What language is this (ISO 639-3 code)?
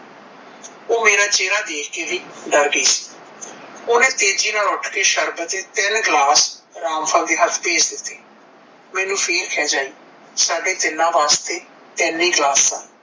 pan